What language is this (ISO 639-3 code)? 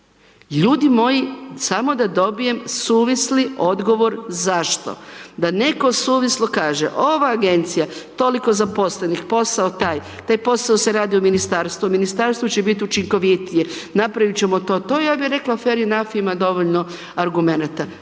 hrv